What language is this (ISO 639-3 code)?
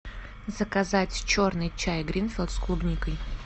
rus